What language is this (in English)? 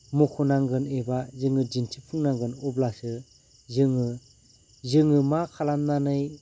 Bodo